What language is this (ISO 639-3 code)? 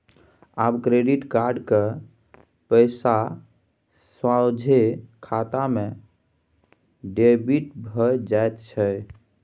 mai